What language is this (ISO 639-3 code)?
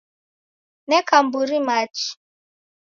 dav